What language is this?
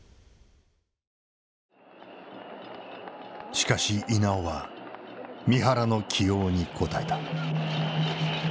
Japanese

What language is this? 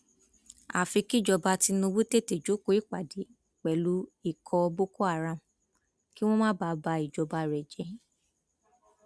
Yoruba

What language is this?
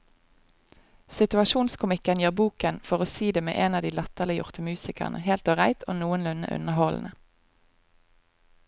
Norwegian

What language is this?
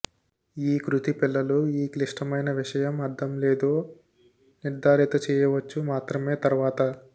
Telugu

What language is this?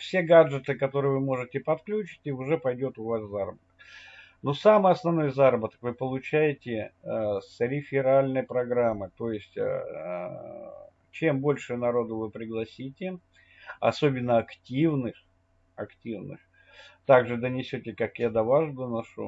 Russian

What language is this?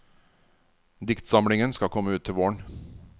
Norwegian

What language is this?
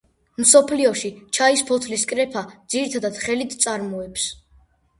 Georgian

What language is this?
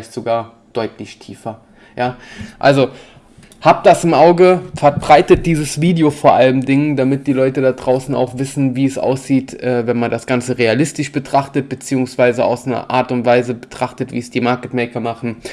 German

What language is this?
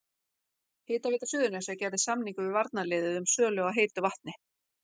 Icelandic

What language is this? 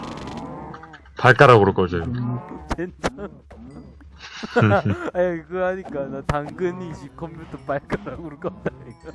Korean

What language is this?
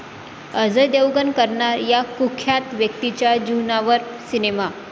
Marathi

